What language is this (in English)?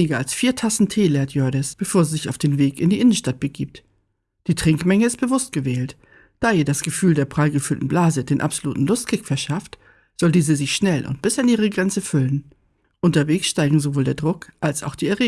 German